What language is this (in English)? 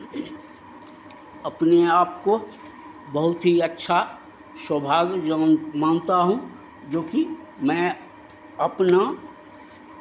Hindi